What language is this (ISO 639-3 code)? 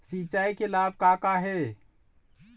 hne